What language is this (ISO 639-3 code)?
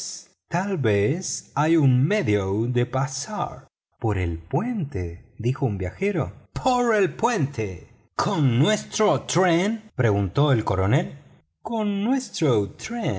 spa